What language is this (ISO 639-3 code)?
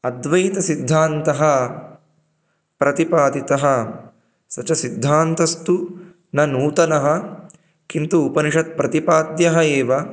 san